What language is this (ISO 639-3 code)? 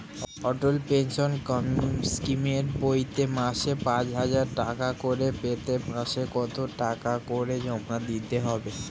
ben